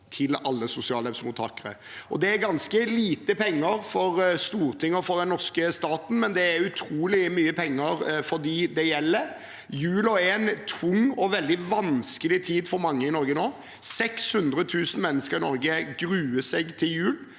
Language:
Norwegian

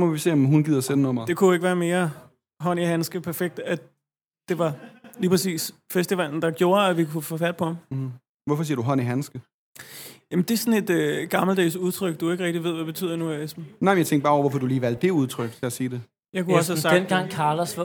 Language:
Danish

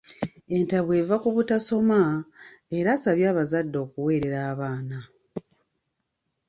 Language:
Ganda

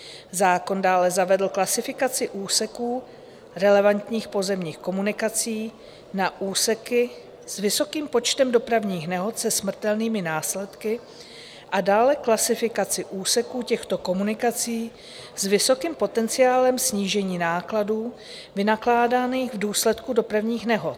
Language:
Czech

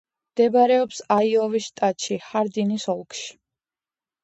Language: Georgian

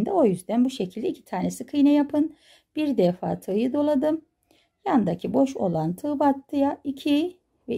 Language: Turkish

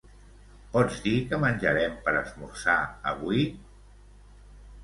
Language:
Catalan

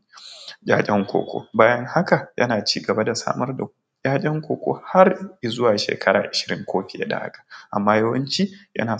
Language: Hausa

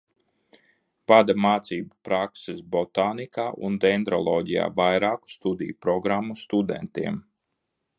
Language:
Latvian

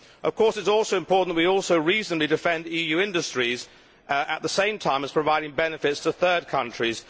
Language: English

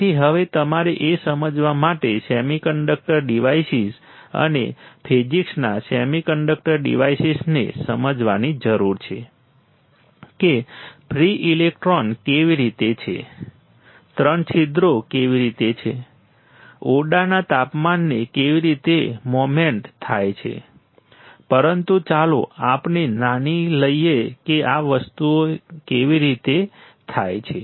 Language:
Gujarati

